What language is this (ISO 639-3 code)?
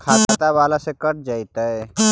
mag